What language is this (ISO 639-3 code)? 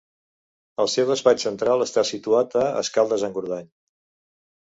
cat